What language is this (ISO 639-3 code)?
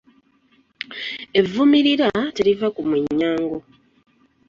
lug